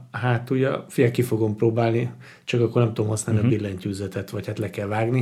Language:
Hungarian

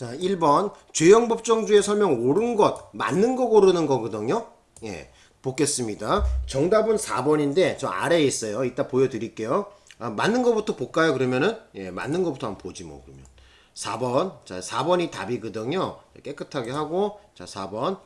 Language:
Korean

